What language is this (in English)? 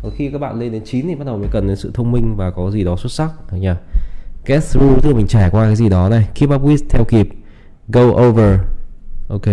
Vietnamese